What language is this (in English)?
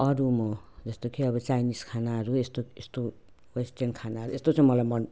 Nepali